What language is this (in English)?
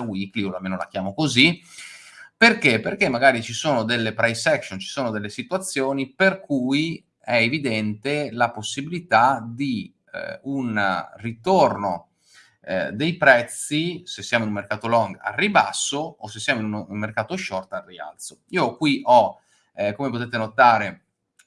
Italian